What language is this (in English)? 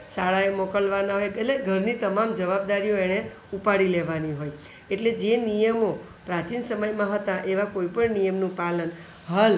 Gujarati